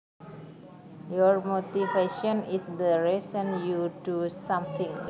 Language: Javanese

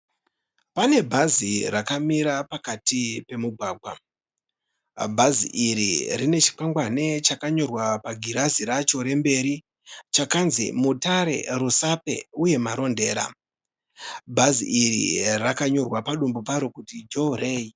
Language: Shona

